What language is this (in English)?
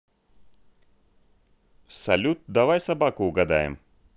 Russian